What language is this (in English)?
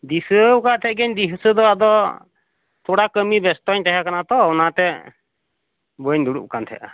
Santali